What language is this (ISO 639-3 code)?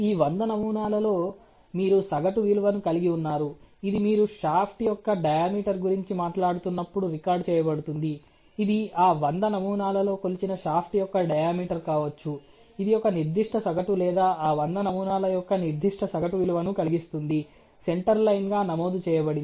tel